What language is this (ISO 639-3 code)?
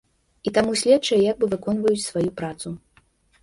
bel